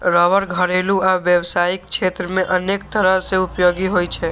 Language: Maithili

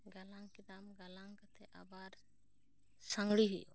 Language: Santali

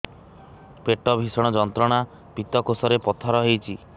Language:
Odia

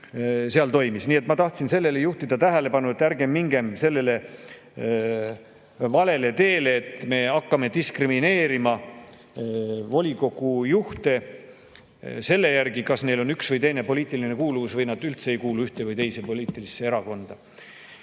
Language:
Estonian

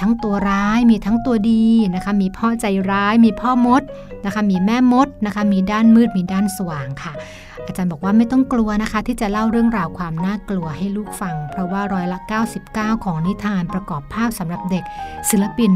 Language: Thai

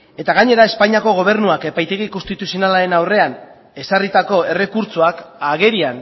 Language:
Basque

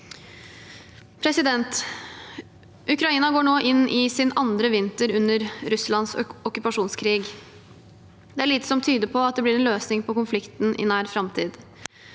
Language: Norwegian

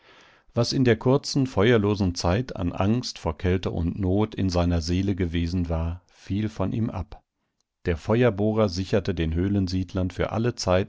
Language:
German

